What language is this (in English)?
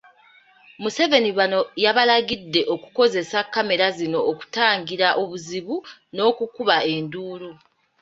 Ganda